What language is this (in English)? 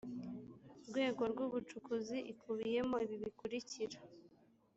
Kinyarwanda